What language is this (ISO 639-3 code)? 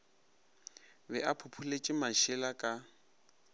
nso